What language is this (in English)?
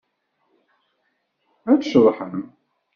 Kabyle